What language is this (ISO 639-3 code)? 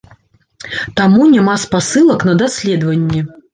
bel